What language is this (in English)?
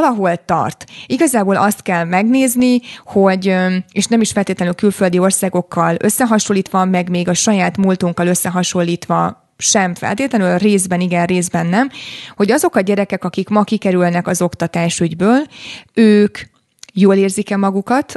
Hungarian